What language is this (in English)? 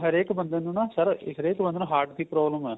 Punjabi